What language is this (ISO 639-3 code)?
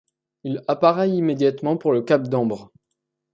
fra